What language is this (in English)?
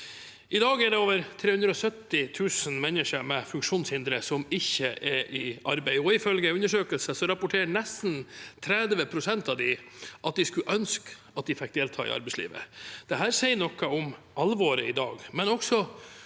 Norwegian